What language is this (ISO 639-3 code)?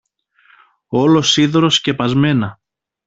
ell